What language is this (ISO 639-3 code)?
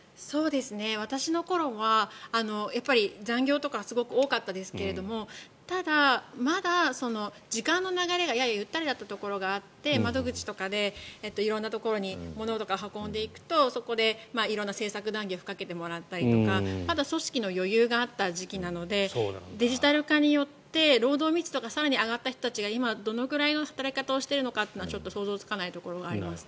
jpn